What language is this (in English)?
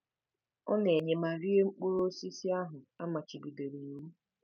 Igbo